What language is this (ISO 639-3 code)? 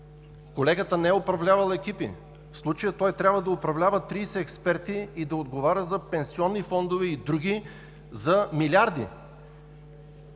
bul